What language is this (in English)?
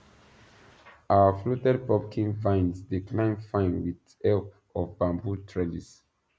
Nigerian Pidgin